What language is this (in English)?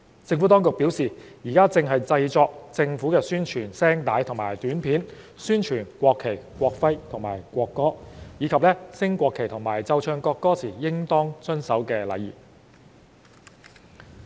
Cantonese